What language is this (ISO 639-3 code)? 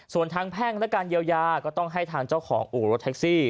tha